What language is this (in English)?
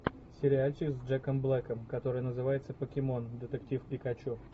Russian